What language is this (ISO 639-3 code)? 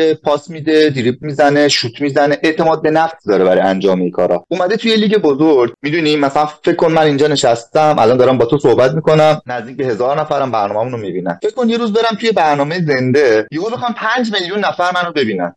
fas